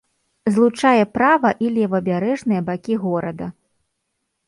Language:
Belarusian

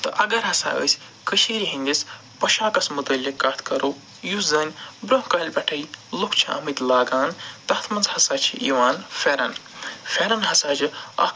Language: Kashmiri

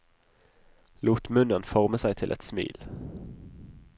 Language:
Norwegian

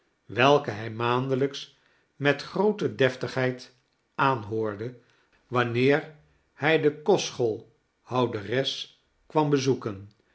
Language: Dutch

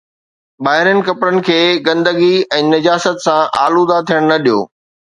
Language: Sindhi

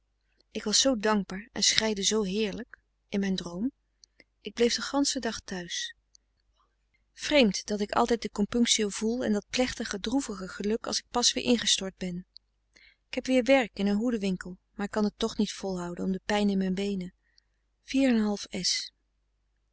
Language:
Dutch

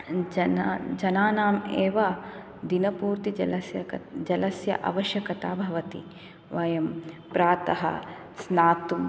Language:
Sanskrit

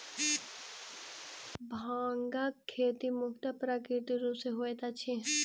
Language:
Maithili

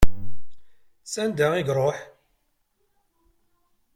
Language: Kabyle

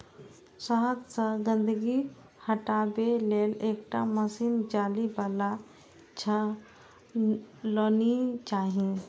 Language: Maithili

